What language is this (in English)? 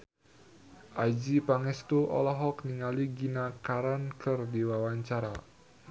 Sundanese